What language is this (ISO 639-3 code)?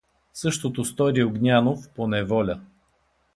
bul